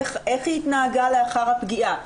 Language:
Hebrew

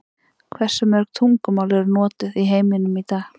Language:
Icelandic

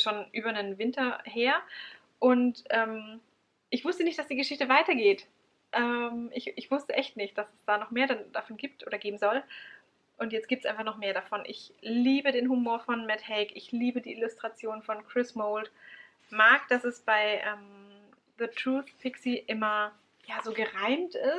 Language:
German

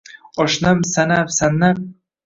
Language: Uzbek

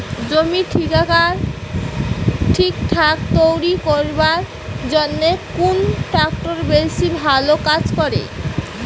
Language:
Bangla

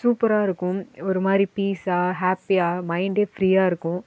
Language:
Tamil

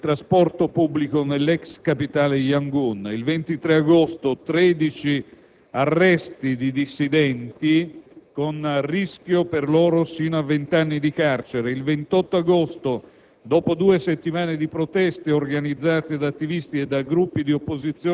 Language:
Italian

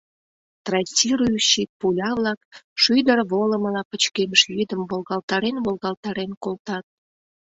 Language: Mari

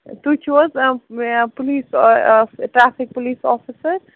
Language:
Kashmiri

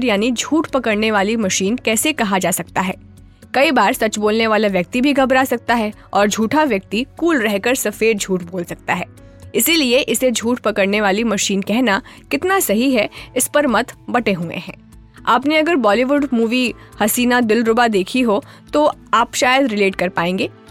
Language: Hindi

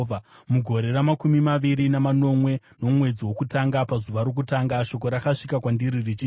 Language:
Shona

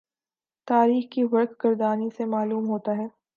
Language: Urdu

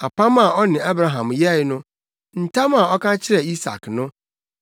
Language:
Akan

